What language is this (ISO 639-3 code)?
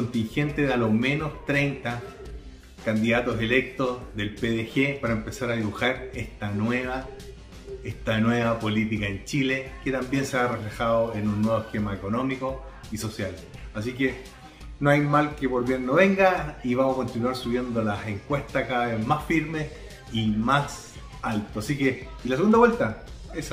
spa